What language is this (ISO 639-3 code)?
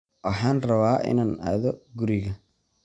som